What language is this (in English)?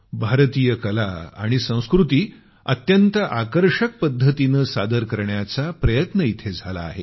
Marathi